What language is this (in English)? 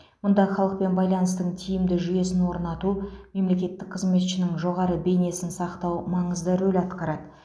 Kazakh